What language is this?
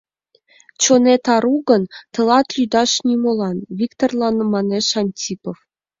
Mari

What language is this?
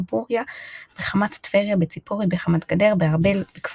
Hebrew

